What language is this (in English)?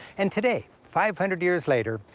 English